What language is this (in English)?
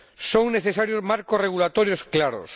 Spanish